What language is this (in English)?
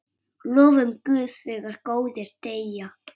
Icelandic